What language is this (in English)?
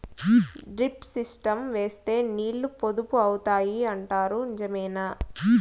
Telugu